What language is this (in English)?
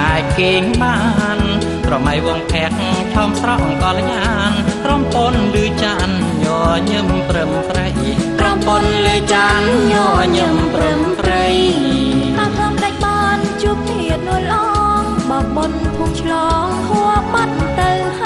Thai